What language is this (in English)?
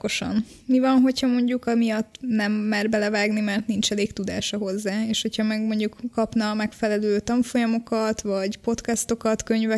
Hungarian